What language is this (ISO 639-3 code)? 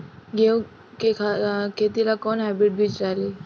bho